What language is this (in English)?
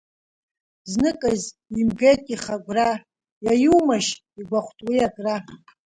Abkhazian